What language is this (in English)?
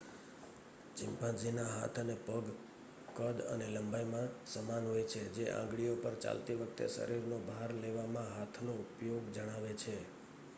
Gujarati